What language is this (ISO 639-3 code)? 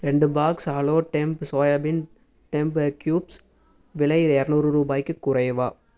tam